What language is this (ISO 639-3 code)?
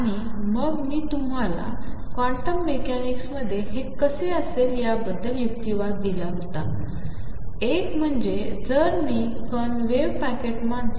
mar